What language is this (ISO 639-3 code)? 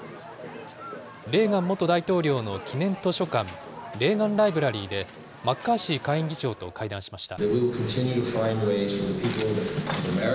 jpn